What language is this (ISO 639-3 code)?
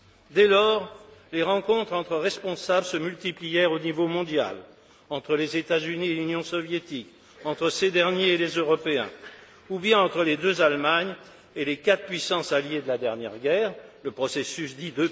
fra